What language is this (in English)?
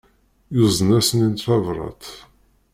Kabyle